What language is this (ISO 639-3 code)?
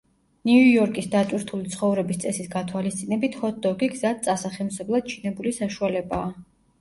kat